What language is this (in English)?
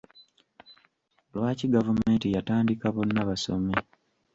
Ganda